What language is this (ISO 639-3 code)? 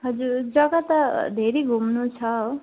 nep